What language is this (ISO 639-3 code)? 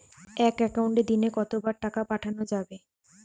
ben